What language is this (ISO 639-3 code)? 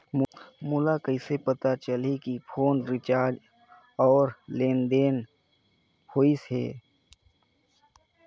hne